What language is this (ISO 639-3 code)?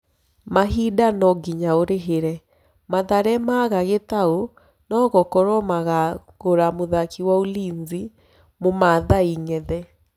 kik